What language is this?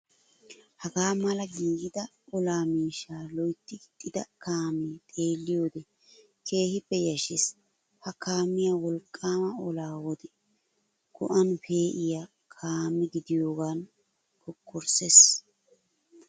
Wolaytta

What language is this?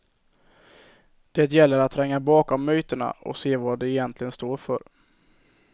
Swedish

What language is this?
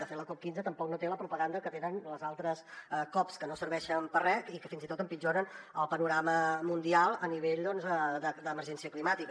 Catalan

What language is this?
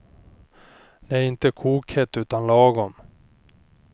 Swedish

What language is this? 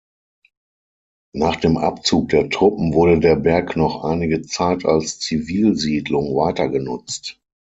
German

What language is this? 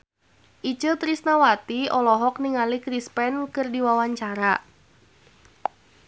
Sundanese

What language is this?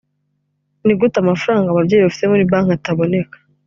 Kinyarwanda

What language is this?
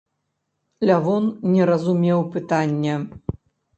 Belarusian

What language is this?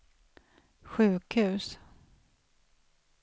Swedish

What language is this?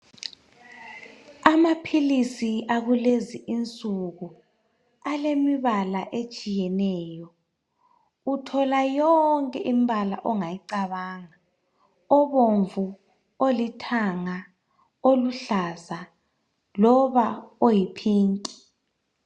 North Ndebele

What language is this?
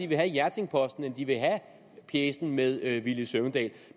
Danish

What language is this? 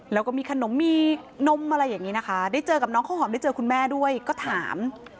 Thai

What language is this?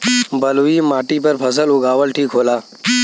Bhojpuri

